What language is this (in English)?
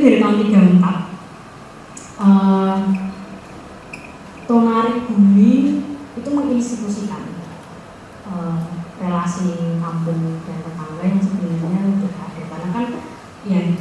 Indonesian